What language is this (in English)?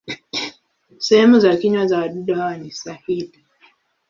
Swahili